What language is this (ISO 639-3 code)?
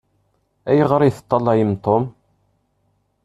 kab